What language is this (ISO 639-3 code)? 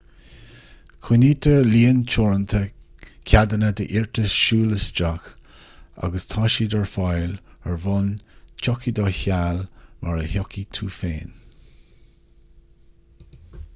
gle